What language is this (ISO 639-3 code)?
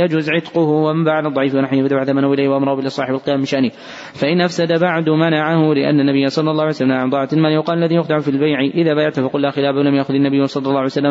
ara